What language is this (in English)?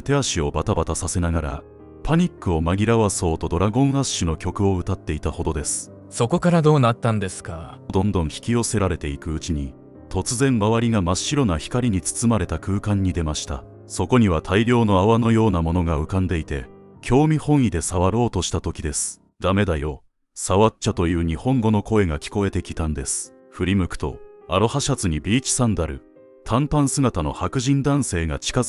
Japanese